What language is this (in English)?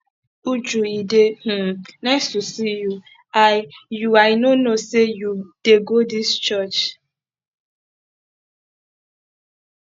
Nigerian Pidgin